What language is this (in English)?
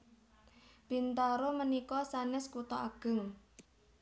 Javanese